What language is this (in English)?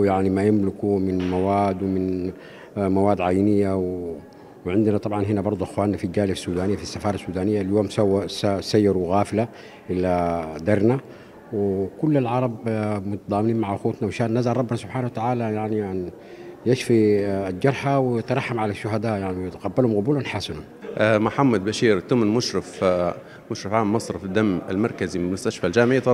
Arabic